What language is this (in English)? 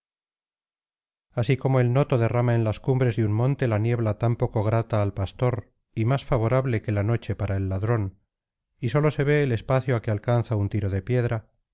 Spanish